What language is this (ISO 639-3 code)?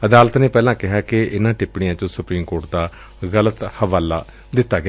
pan